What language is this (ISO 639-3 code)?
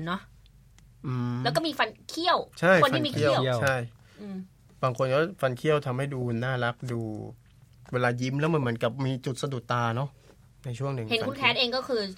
tha